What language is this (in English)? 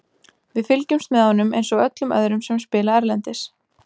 Icelandic